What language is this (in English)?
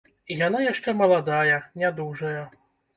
Belarusian